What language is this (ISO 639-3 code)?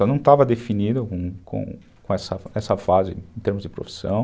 por